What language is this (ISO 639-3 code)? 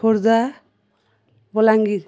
ori